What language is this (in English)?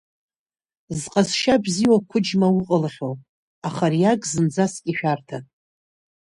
Abkhazian